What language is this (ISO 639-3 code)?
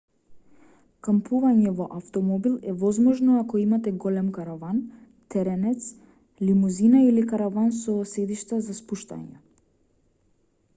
mkd